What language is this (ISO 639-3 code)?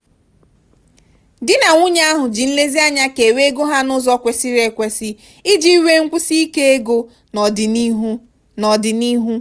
ibo